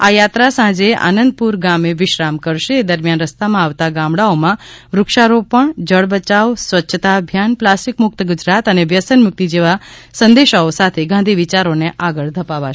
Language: Gujarati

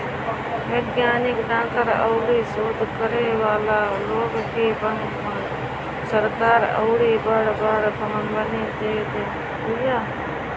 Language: Bhojpuri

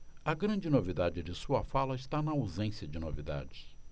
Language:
Portuguese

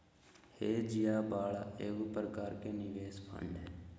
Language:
Magahi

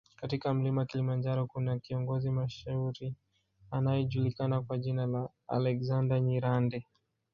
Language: Swahili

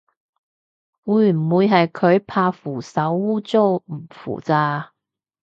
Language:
Cantonese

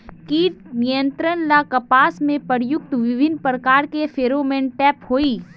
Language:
Magahi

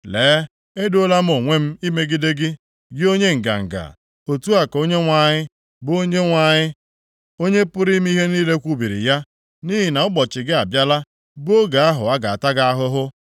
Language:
Igbo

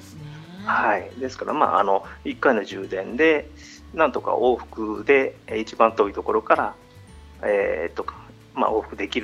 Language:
Japanese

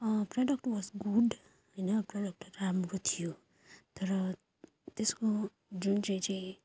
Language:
Nepali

